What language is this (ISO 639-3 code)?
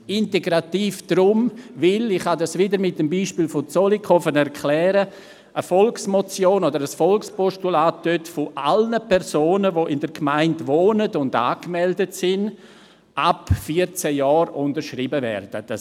gsw